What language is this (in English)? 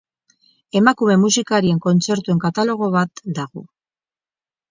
Basque